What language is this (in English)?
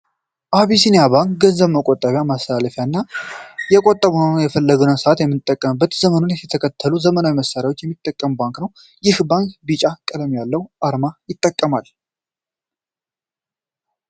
Amharic